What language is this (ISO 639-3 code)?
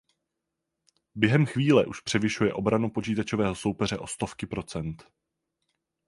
ces